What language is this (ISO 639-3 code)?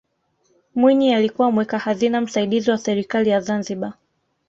swa